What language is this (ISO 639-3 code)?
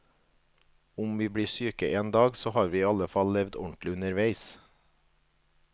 nor